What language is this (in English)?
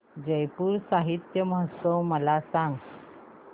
Marathi